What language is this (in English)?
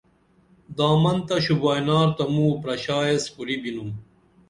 Dameli